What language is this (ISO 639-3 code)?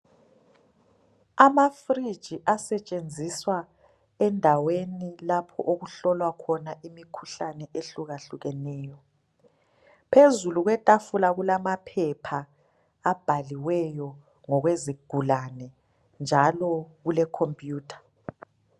nde